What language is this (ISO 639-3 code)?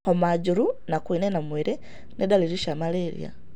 kik